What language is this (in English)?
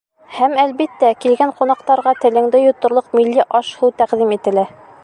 Bashkir